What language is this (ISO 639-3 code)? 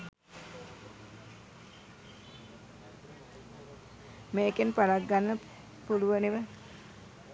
sin